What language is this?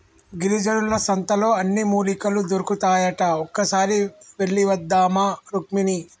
Telugu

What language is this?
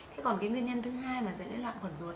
Vietnamese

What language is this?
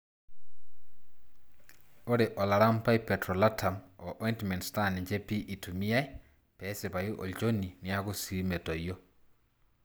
Masai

